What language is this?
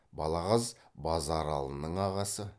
Kazakh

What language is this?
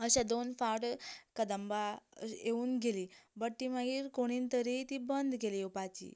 Konkani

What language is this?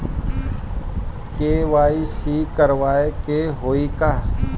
Bhojpuri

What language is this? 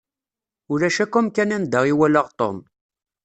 Kabyle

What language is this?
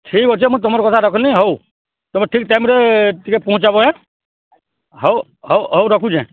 Odia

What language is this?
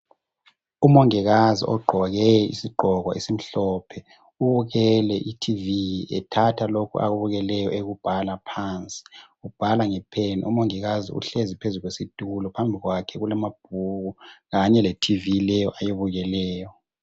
North Ndebele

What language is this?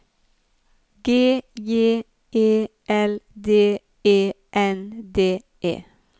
Norwegian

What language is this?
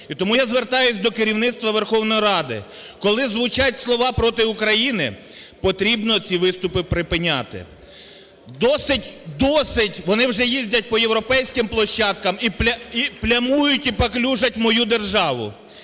Ukrainian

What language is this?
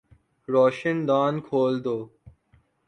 Urdu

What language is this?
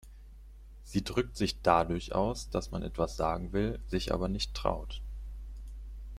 German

